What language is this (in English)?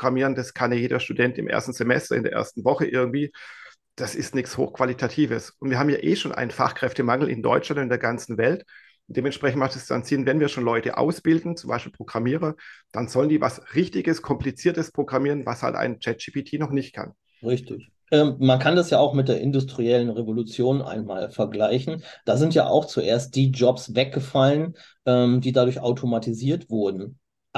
German